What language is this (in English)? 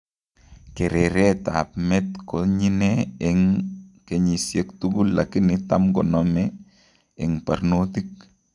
Kalenjin